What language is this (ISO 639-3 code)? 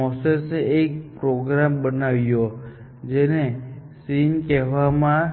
guj